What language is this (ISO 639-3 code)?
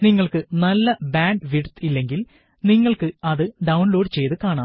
mal